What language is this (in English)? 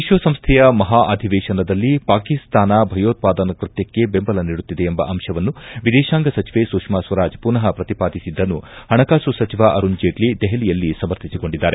Kannada